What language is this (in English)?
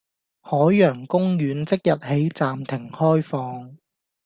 Cantonese